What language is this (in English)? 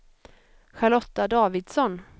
Swedish